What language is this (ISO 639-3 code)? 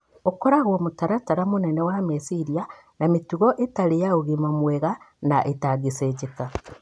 kik